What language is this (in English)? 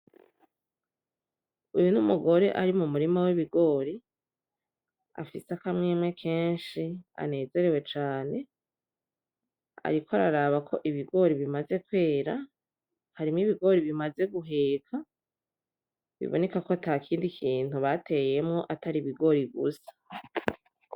Rundi